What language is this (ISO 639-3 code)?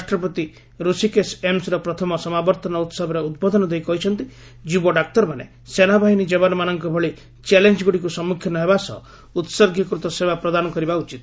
ori